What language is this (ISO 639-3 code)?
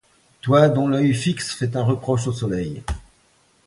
fra